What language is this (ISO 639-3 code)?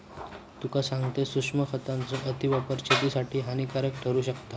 mar